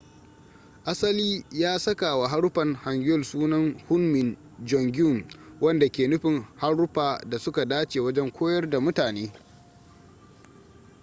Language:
Hausa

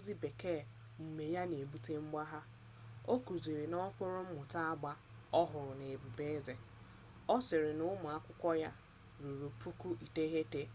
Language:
Igbo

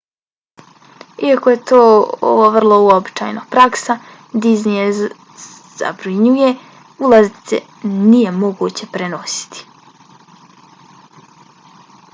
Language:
Bosnian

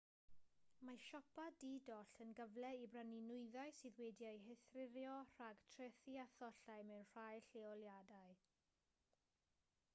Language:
Welsh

